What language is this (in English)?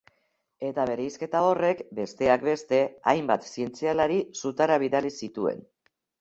Basque